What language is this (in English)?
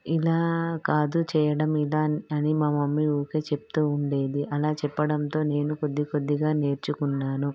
Telugu